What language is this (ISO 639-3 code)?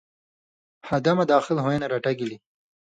mvy